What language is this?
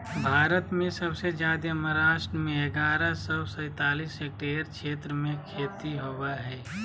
Magahi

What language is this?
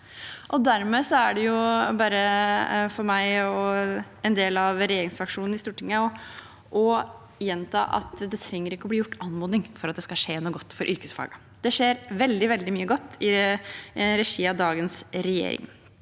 Norwegian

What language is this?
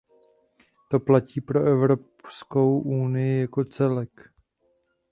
Czech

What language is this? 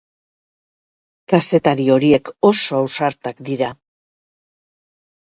Basque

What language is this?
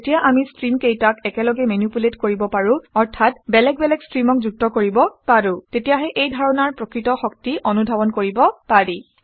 Assamese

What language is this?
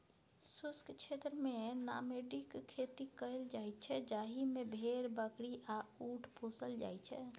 Maithili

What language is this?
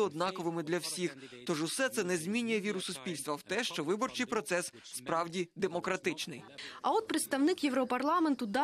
Ukrainian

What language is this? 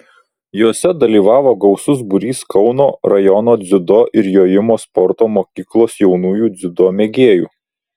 Lithuanian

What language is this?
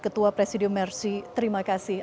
Indonesian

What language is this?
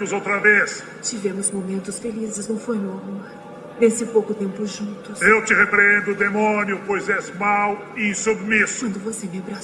Portuguese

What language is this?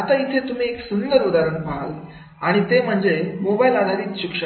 Marathi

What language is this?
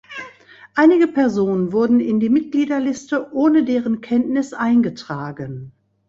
German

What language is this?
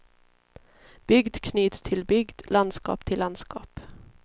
Swedish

